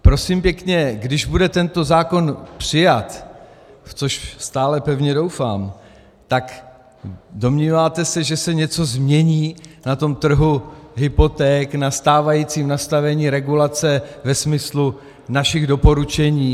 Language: Czech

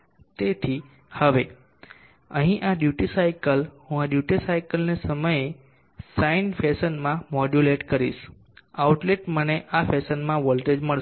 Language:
Gujarati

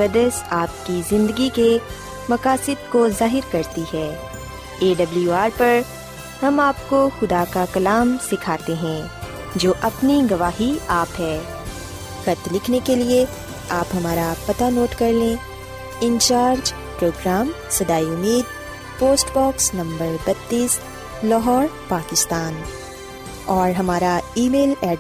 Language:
Urdu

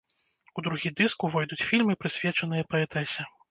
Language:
Belarusian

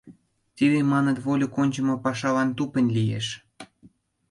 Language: Mari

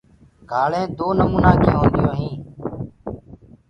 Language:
Gurgula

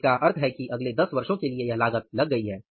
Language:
Hindi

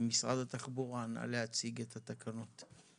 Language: Hebrew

